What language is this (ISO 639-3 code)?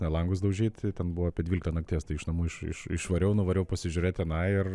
lit